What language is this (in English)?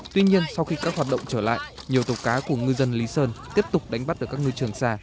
Vietnamese